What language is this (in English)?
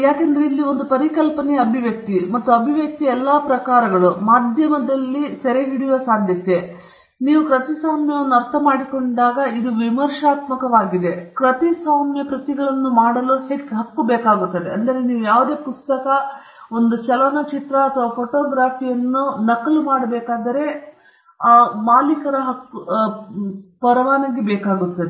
Kannada